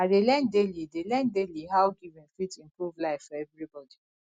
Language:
Nigerian Pidgin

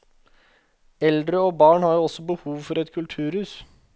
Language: Norwegian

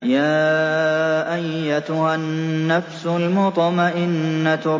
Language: Arabic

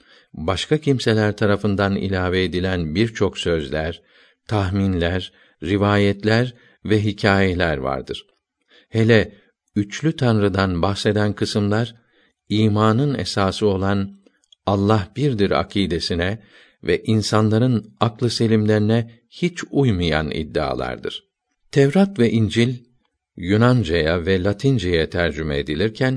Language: Turkish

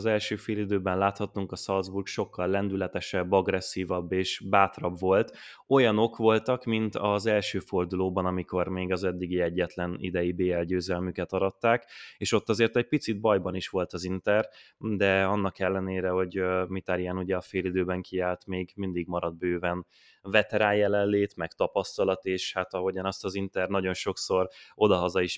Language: Hungarian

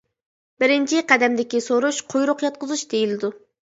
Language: Uyghur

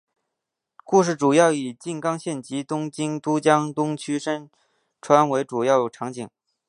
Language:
Chinese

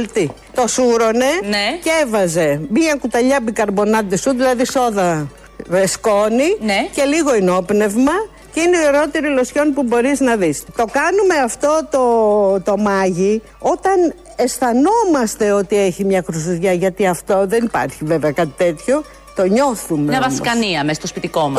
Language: Greek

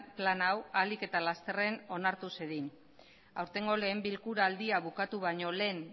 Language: Basque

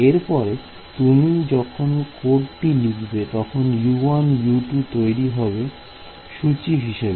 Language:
Bangla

